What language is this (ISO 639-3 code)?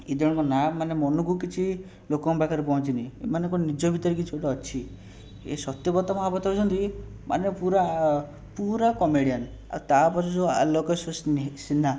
ori